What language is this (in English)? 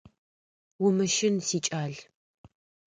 Adyghe